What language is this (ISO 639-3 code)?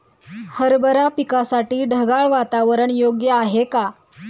mar